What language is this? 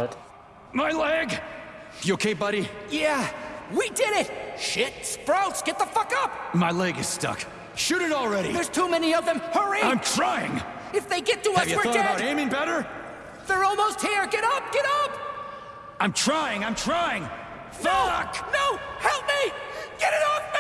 English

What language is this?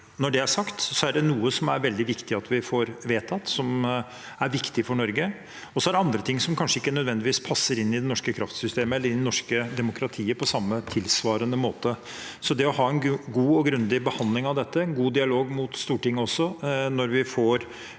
Norwegian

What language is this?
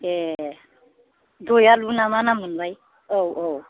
Bodo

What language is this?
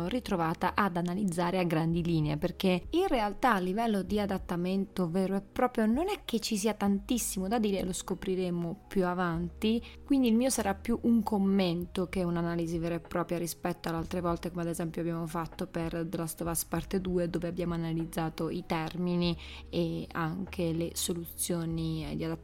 Italian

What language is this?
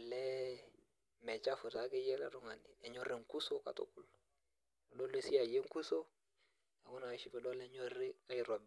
Masai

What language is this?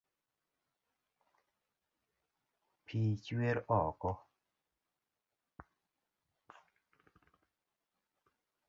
Luo (Kenya and Tanzania)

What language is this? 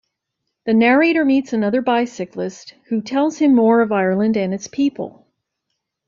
English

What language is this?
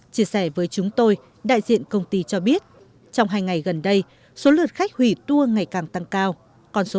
Vietnamese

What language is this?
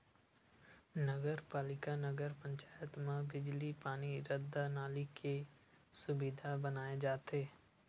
Chhattisgarhi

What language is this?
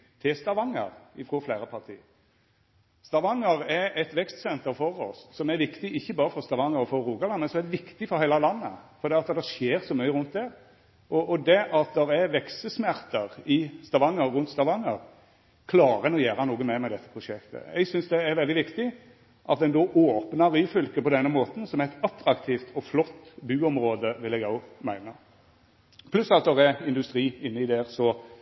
Norwegian Nynorsk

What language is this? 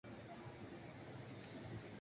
Urdu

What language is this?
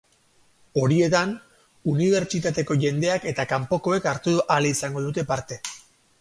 Basque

